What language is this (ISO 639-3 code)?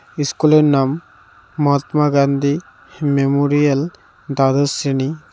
ben